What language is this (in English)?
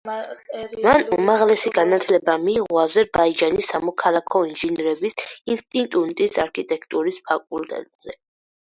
Georgian